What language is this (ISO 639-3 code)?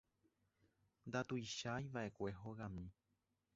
grn